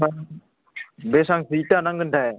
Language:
Bodo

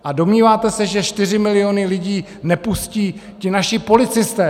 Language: Czech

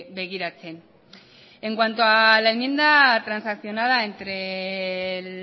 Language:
Spanish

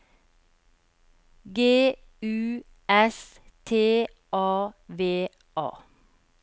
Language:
Norwegian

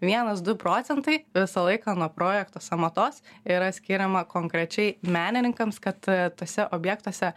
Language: Lithuanian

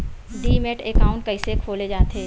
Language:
Chhattisgarhi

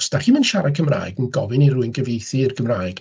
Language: Welsh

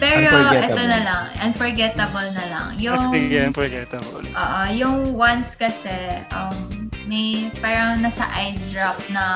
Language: Filipino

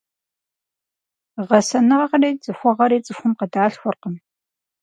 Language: Kabardian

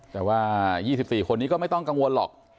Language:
Thai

